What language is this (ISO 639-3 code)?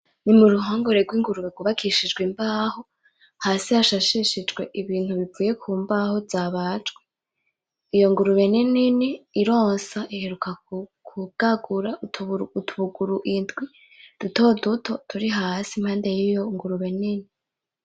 run